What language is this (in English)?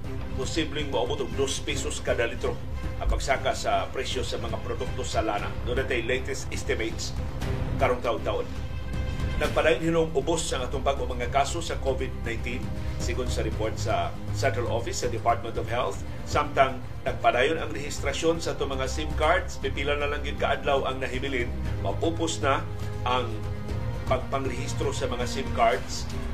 Filipino